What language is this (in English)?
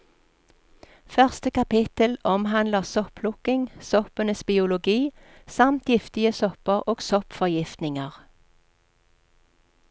Norwegian